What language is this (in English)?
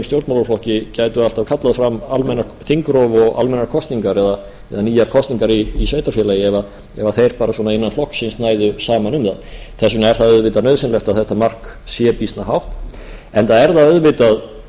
Icelandic